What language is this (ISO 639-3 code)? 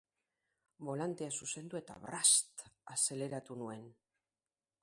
eus